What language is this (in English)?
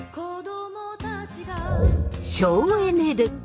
Japanese